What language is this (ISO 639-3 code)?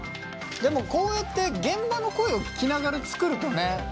jpn